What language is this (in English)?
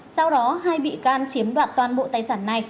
Vietnamese